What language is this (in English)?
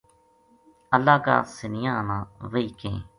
Gujari